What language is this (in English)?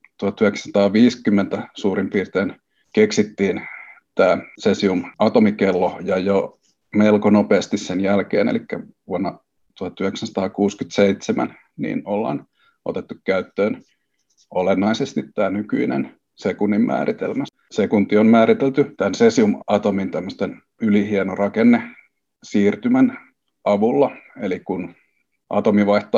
Finnish